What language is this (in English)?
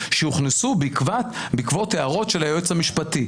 Hebrew